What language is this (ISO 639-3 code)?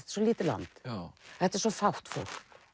isl